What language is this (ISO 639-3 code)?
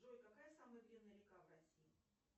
rus